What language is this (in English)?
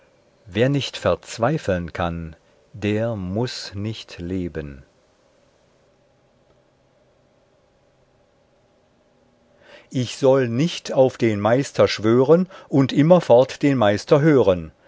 German